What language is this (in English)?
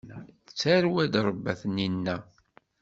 Kabyle